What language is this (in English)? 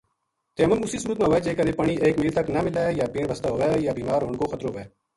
Gujari